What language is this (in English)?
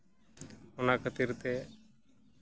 Santali